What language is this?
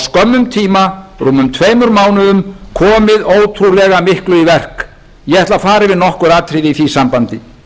Icelandic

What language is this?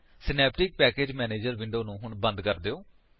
Punjabi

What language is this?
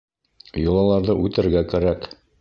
Bashkir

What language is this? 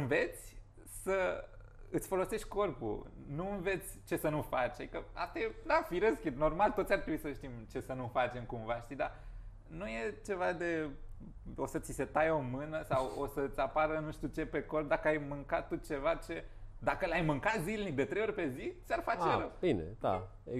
Romanian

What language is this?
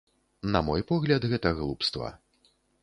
Belarusian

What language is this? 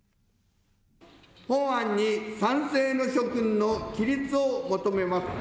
Japanese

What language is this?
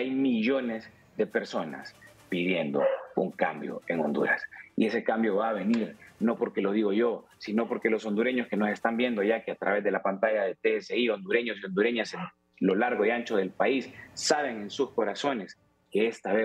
Spanish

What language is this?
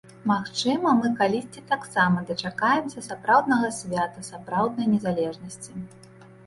Belarusian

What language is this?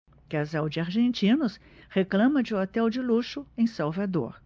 Portuguese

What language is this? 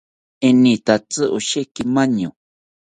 South Ucayali Ashéninka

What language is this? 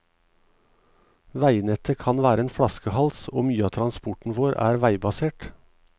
Norwegian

